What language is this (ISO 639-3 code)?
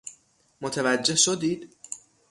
fas